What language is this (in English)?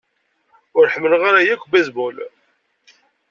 Kabyle